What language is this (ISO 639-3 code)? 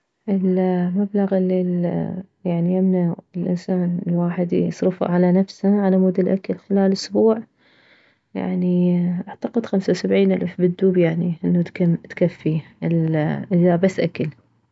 acm